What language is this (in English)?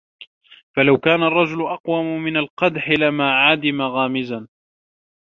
Arabic